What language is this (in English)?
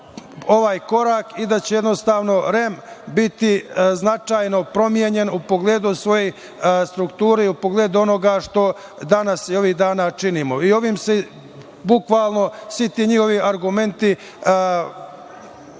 Serbian